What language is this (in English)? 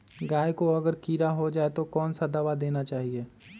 Magahi